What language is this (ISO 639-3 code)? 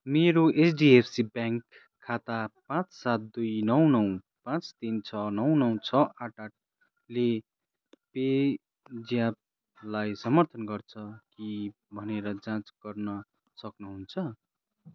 nep